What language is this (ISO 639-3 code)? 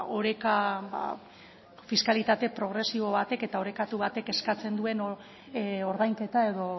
eus